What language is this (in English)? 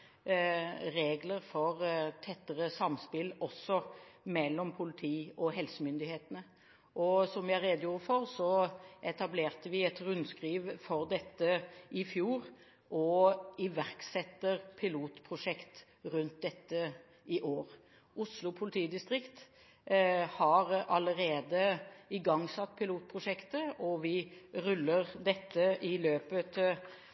Norwegian Bokmål